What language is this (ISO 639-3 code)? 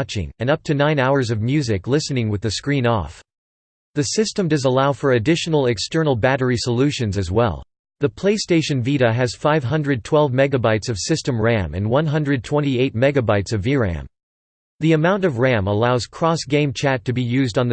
eng